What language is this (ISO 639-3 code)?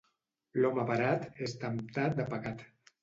cat